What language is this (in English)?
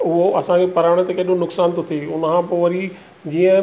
Sindhi